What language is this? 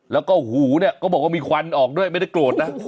Thai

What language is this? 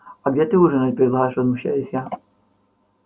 Russian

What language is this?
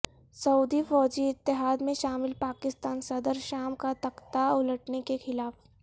Urdu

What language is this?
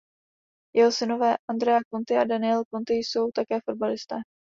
Czech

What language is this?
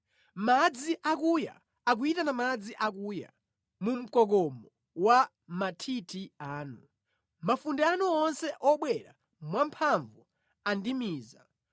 Nyanja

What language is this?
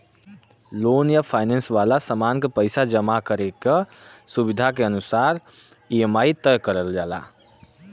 Bhojpuri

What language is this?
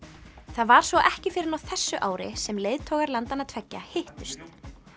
Icelandic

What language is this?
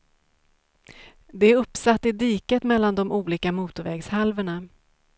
Swedish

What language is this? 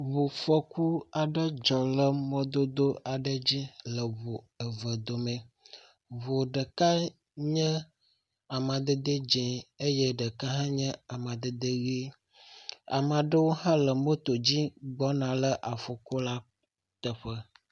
Ewe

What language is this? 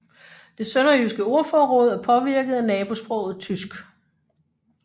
Danish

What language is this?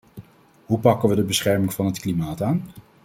Dutch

